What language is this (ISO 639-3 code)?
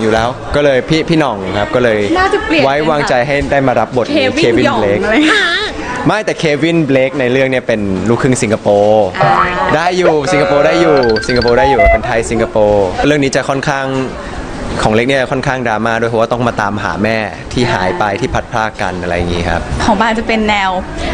tha